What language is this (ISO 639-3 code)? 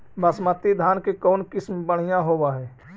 mag